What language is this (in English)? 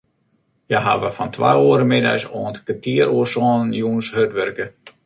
Western Frisian